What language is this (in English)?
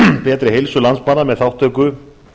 Icelandic